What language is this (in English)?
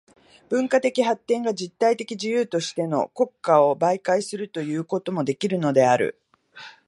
Japanese